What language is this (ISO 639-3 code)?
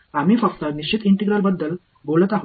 mar